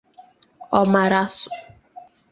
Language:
Igbo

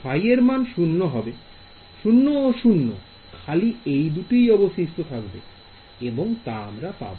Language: Bangla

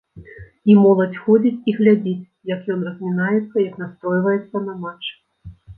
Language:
Belarusian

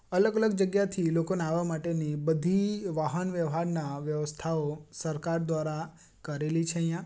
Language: Gujarati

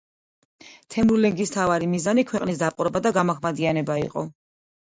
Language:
Georgian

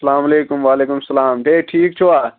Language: Kashmiri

